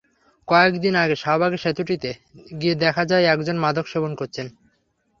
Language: Bangla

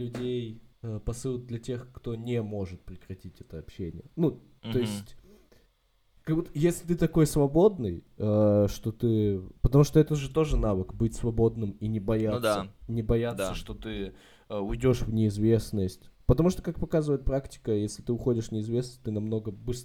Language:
Russian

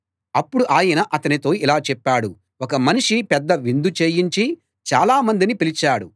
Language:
Telugu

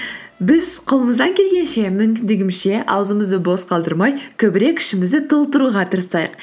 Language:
Kazakh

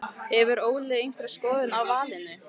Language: Icelandic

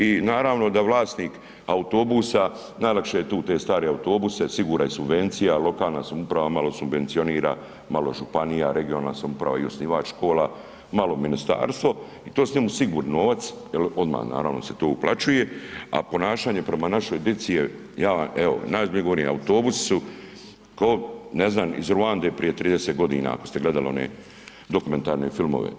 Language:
Croatian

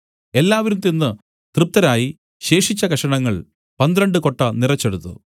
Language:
Malayalam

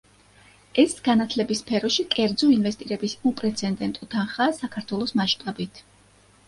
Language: Georgian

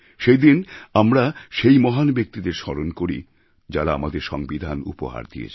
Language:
Bangla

